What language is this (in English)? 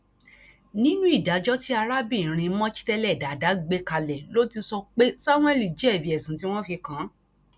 Yoruba